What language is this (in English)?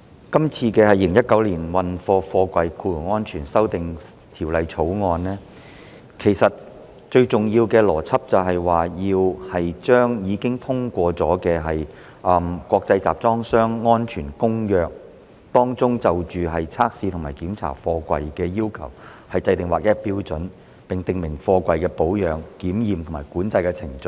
Cantonese